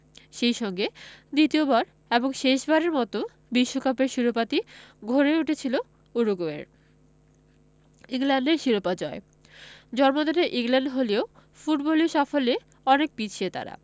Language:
Bangla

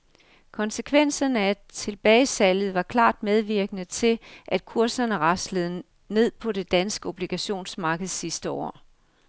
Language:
Danish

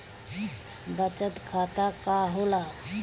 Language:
Bhojpuri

